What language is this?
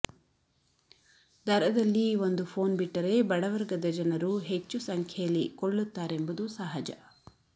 Kannada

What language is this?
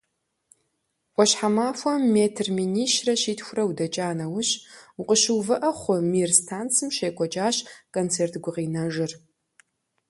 Kabardian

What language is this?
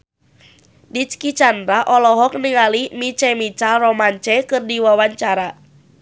Sundanese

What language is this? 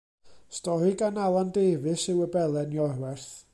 Welsh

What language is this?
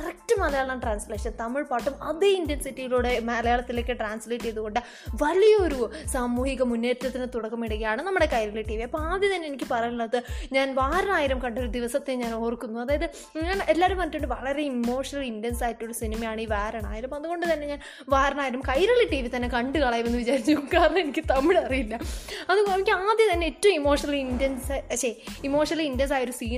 Malayalam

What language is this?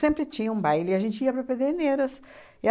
Portuguese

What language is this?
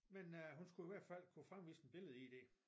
Danish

